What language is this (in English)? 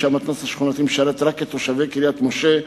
Hebrew